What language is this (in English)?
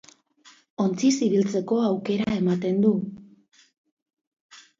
Basque